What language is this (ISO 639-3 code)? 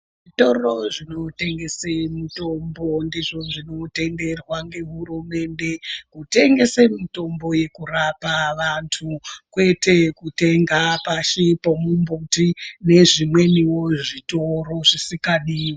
ndc